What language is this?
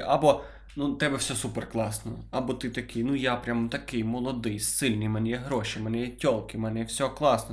Ukrainian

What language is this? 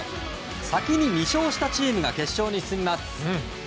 Japanese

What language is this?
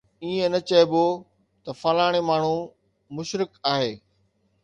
Sindhi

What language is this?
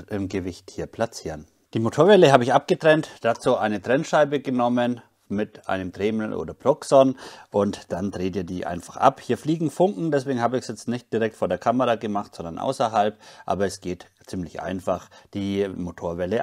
German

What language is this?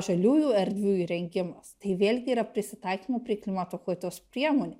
Lithuanian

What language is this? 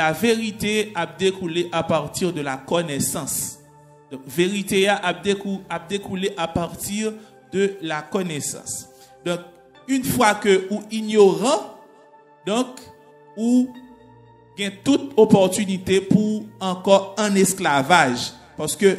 French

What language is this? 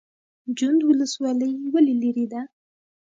Pashto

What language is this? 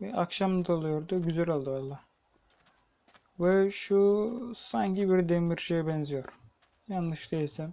Turkish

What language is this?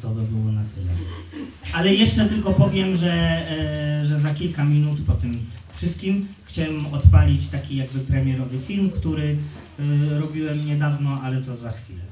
Polish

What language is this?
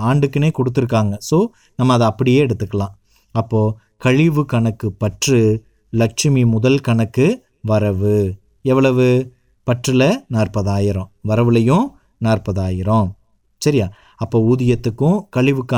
Tamil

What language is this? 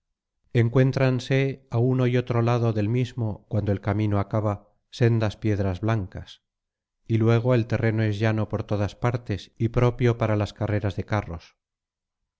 Spanish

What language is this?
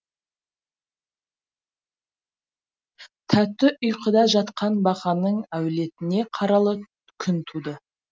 Kazakh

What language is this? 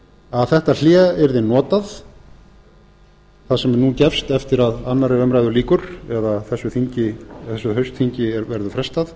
Icelandic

